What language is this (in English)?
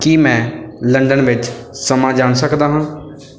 Punjabi